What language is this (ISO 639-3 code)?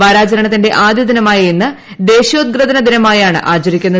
mal